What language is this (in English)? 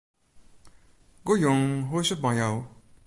Western Frisian